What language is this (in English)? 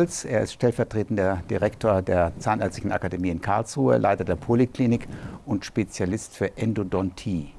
German